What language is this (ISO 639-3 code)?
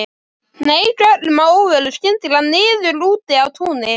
isl